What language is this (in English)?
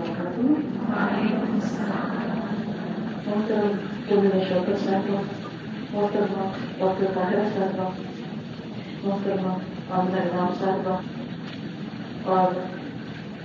Urdu